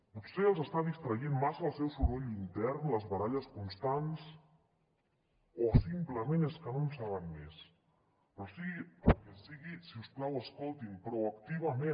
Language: Catalan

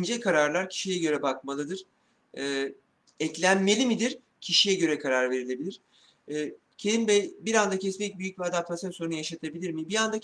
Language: Turkish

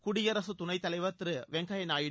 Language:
Tamil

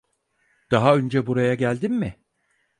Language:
Turkish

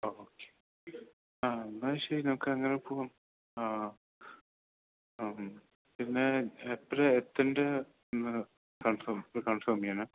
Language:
Malayalam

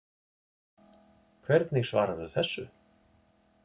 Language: Icelandic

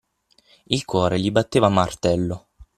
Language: Italian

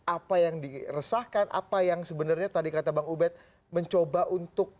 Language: Indonesian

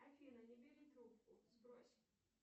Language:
Russian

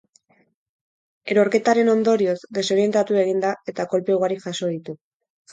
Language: Basque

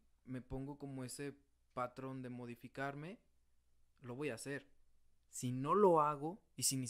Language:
Spanish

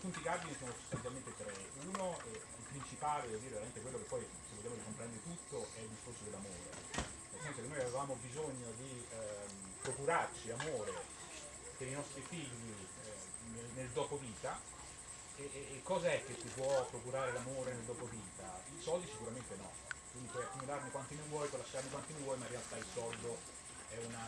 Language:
Italian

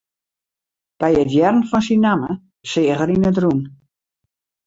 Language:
Western Frisian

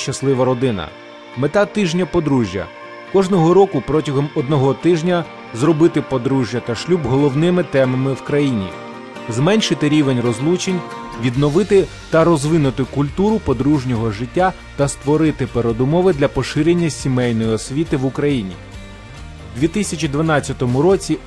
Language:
Ukrainian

